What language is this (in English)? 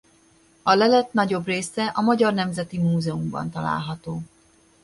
Hungarian